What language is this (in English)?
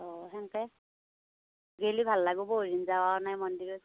Assamese